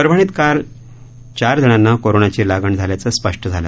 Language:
Marathi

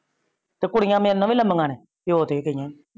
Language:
Punjabi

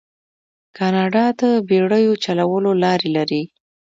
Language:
Pashto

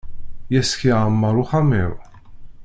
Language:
Kabyle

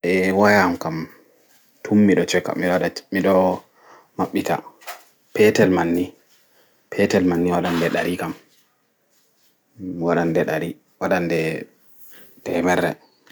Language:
Fula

